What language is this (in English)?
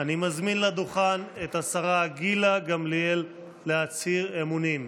Hebrew